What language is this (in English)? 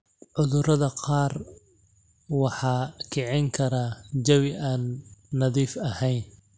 Somali